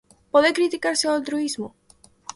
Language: Galician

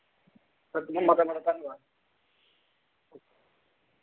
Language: Dogri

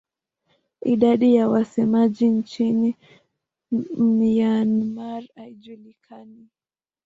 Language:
Swahili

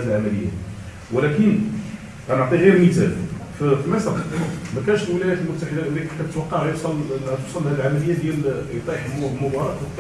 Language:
Arabic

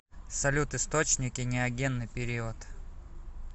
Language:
Russian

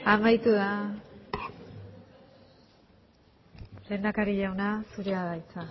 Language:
Basque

